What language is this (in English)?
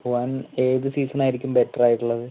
Malayalam